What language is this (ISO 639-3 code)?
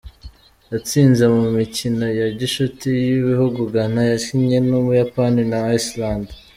kin